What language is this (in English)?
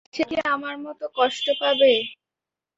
Bangla